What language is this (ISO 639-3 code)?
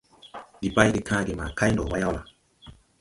tui